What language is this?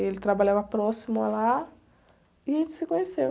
Portuguese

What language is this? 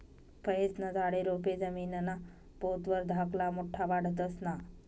Marathi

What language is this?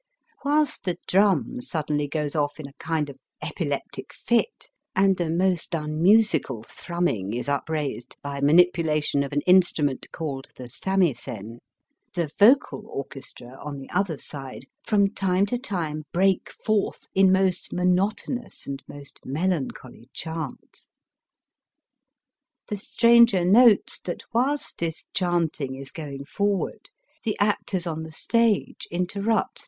English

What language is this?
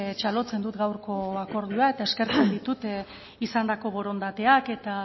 Basque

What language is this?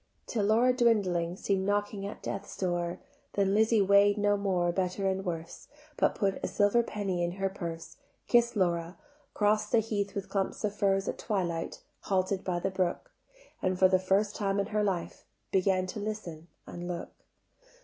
English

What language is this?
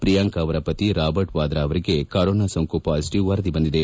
Kannada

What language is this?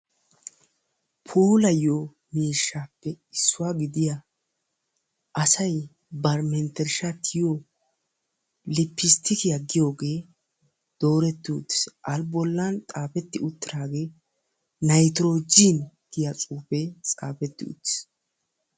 Wolaytta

